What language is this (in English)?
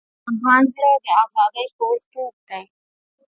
Pashto